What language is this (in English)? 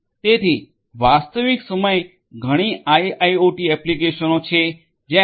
Gujarati